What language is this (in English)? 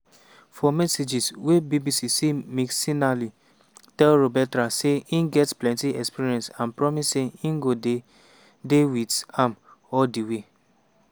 Nigerian Pidgin